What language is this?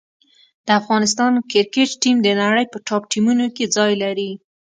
Pashto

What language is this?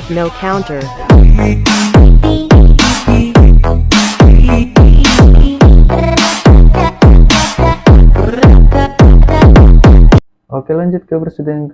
Indonesian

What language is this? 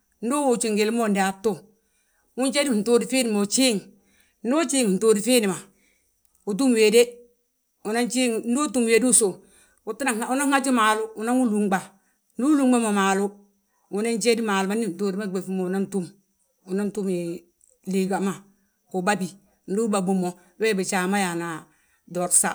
Balanta-Ganja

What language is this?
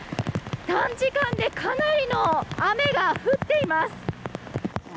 Japanese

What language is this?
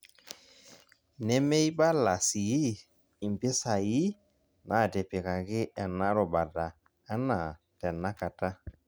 Masai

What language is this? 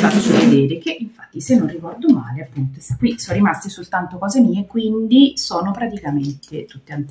Italian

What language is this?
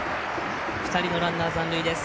Japanese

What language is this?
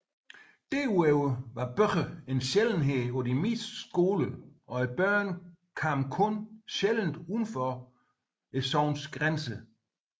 Danish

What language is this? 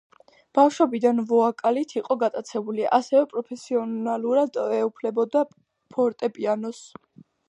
Georgian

